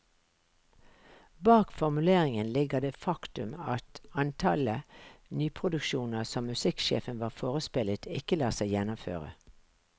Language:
Norwegian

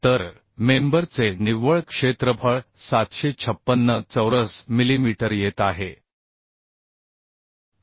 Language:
Marathi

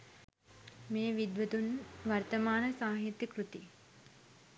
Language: Sinhala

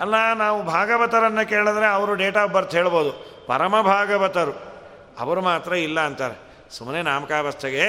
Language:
Kannada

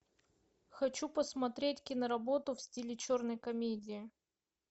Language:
Russian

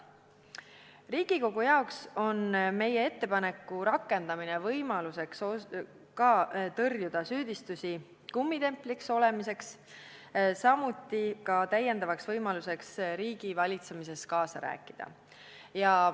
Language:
Estonian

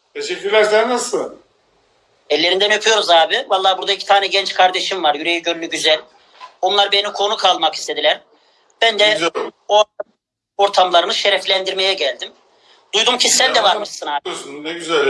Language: Turkish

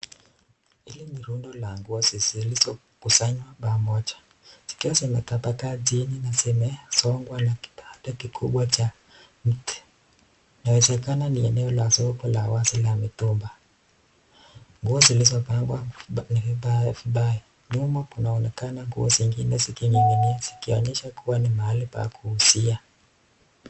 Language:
Swahili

